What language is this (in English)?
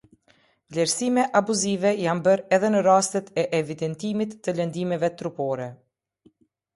Albanian